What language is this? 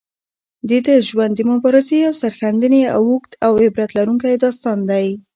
Pashto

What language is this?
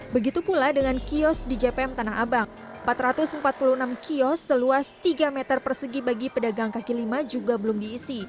Indonesian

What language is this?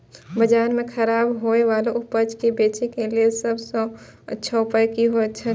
Maithili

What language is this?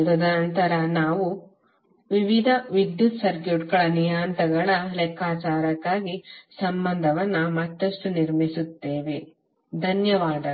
Kannada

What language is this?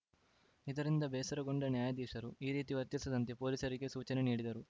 Kannada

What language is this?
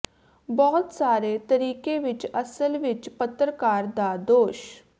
Punjabi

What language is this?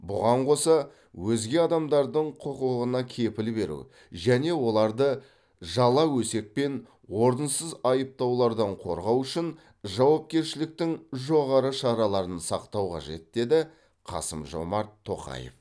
Kazakh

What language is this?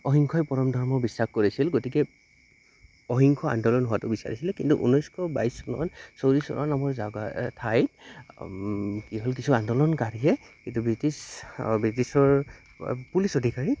Assamese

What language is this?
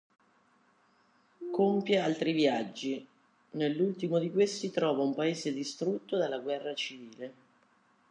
Italian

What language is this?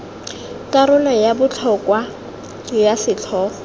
Tswana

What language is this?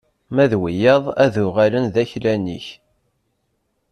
Kabyle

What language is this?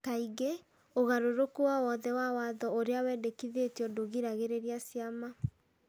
Kikuyu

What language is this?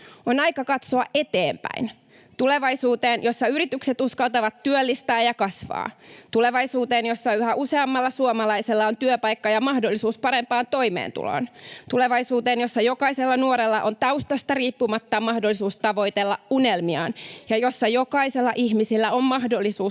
Finnish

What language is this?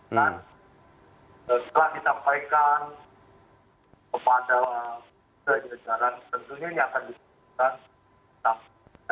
Indonesian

